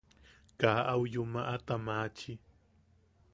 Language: Yaqui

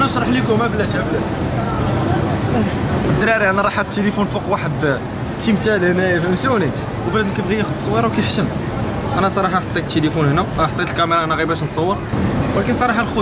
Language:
Arabic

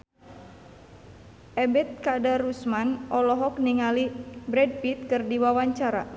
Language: Sundanese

